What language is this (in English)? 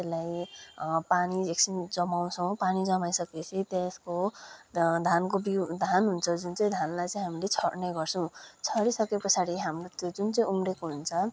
Nepali